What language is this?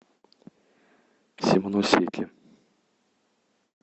Russian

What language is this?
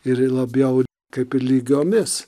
Lithuanian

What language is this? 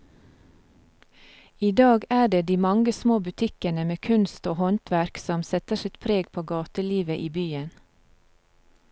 Norwegian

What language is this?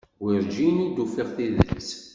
Kabyle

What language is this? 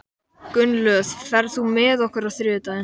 Icelandic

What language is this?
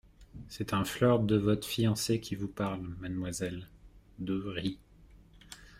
French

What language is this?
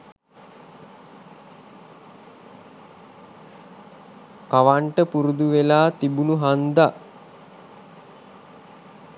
Sinhala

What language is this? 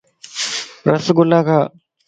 Lasi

